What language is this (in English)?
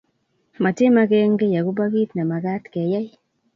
Kalenjin